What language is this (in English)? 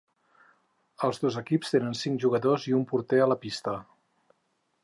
Catalan